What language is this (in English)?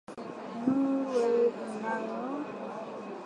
Swahili